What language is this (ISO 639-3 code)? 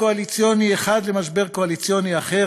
heb